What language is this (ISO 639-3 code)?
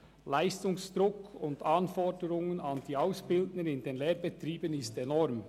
gsw